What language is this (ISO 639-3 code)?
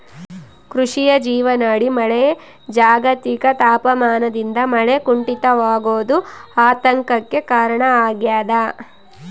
kan